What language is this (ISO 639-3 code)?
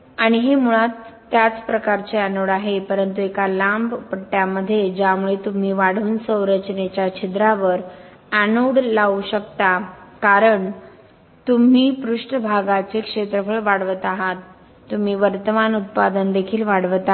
mar